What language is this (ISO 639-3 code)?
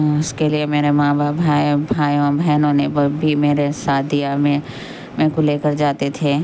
urd